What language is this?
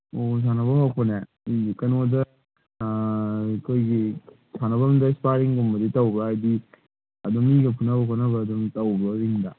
Manipuri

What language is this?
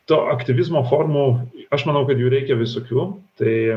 Lithuanian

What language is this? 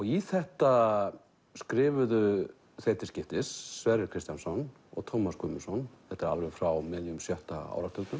Icelandic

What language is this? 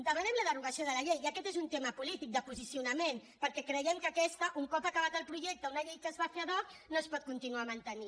Catalan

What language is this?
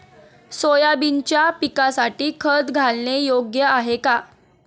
Marathi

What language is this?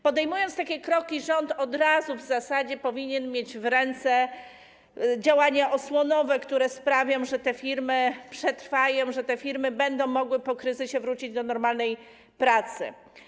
Polish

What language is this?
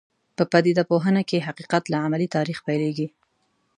Pashto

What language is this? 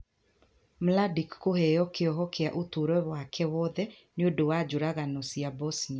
Kikuyu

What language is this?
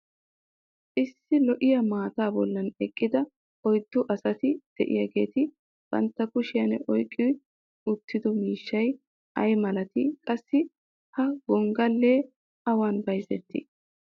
Wolaytta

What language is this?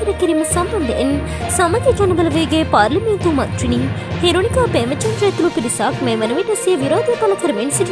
Indonesian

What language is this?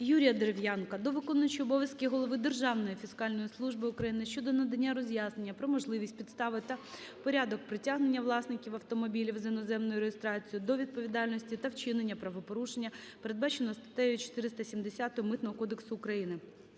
Ukrainian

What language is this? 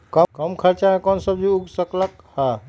Magahi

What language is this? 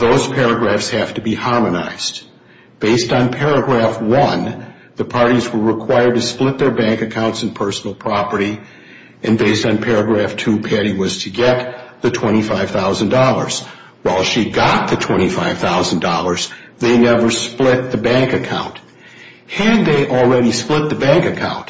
English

